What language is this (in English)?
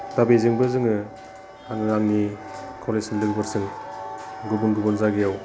Bodo